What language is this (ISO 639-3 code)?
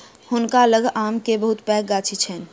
mai